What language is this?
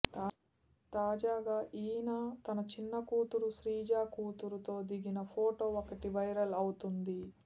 Telugu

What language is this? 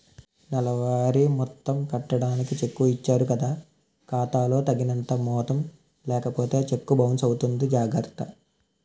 Telugu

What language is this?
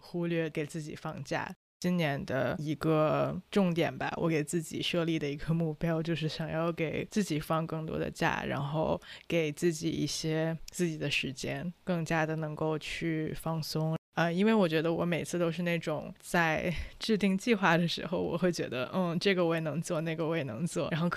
Chinese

